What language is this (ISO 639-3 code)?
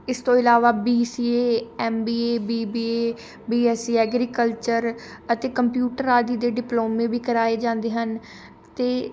pan